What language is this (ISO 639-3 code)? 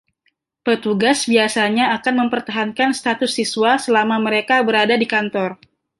ind